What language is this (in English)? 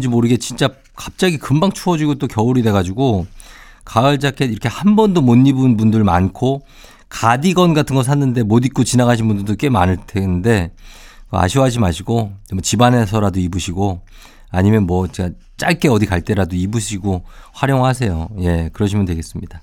Korean